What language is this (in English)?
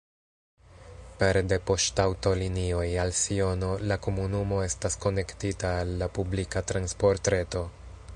Esperanto